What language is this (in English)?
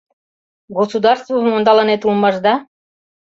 Mari